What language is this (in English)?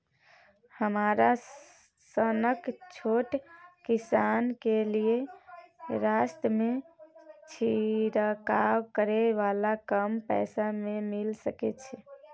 Maithili